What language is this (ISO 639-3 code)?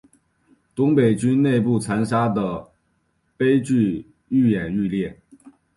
zho